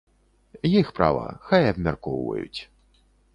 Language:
Belarusian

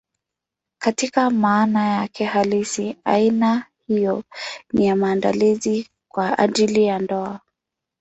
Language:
Swahili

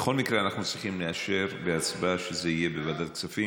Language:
Hebrew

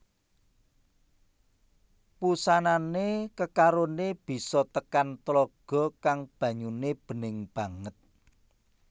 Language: Javanese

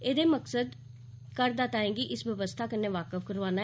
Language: Dogri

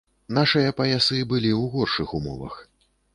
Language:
Belarusian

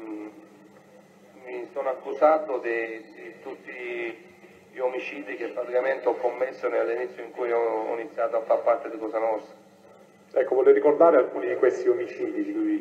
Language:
Italian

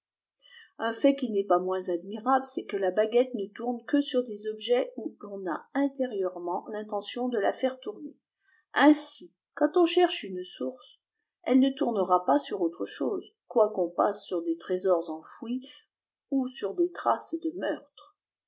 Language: French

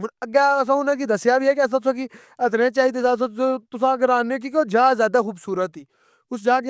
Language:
Pahari-Potwari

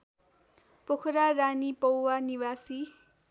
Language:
Nepali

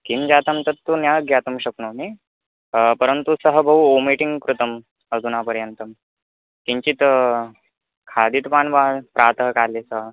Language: Sanskrit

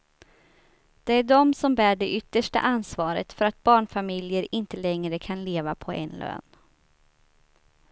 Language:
Swedish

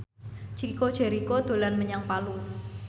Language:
Javanese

